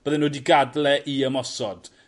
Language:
Welsh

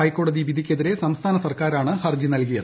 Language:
Malayalam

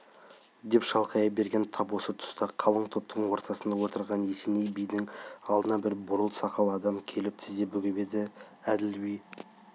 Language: Kazakh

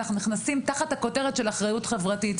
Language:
Hebrew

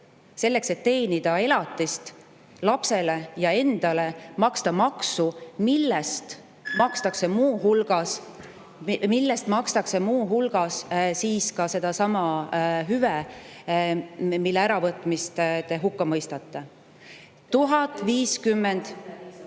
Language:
Estonian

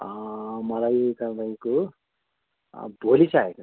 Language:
Nepali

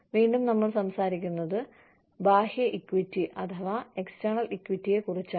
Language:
Malayalam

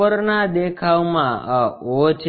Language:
Gujarati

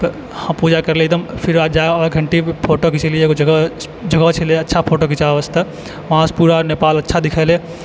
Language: Maithili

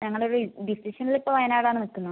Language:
Malayalam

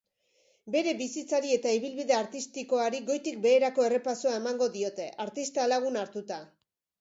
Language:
Basque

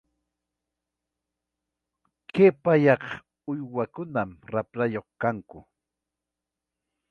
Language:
Ayacucho Quechua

